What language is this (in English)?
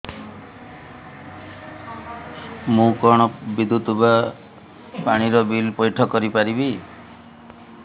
Odia